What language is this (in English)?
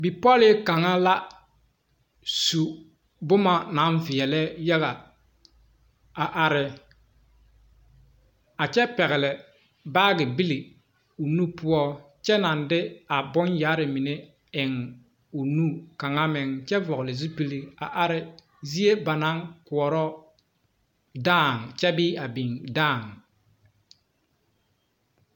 Southern Dagaare